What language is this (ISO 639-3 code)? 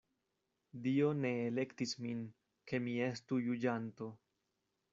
epo